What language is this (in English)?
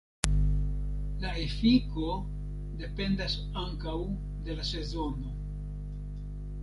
Esperanto